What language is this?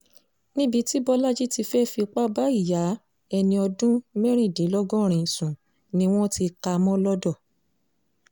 Yoruba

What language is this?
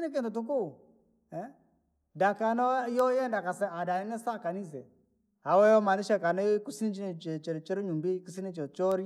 Langi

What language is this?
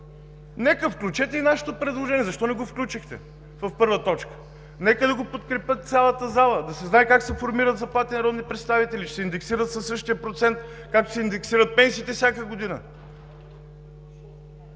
Bulgarian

